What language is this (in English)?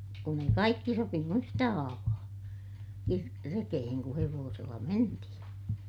Finnish